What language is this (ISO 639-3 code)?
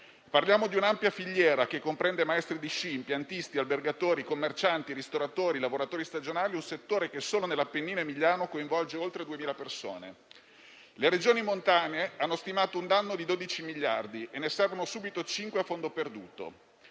ita